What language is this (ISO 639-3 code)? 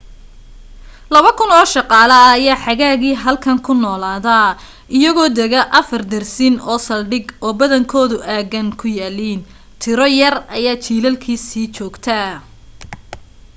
som